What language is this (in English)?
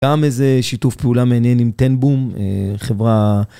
Hebrew